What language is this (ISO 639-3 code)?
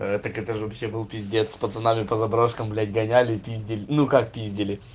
rus